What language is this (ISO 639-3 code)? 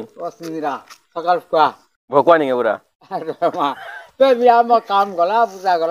tha